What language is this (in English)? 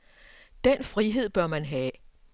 Danish